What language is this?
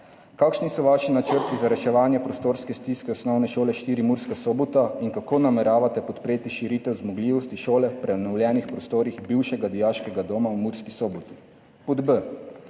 Slovenian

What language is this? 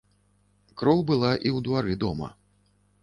Belarusian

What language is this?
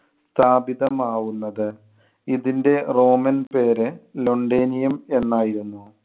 Malayalam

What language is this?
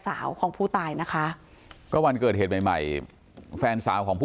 Thai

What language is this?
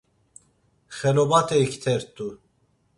Laz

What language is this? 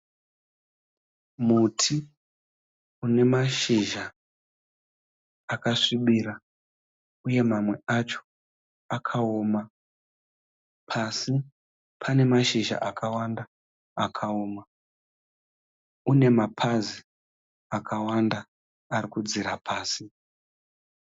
Shona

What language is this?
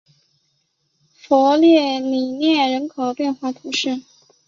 Chinese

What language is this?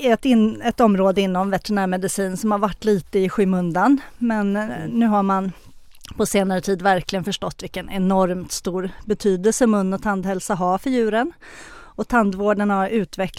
Swedish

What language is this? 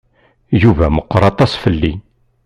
Kabyle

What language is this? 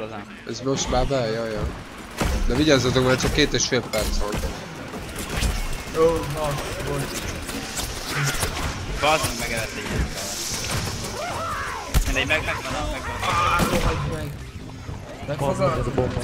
Hungarian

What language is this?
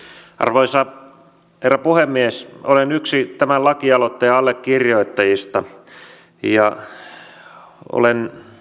Finnish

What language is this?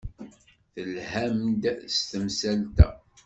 Kabyle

